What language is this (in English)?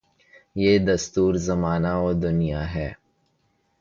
Urdu